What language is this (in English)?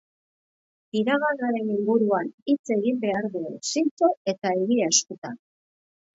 Basque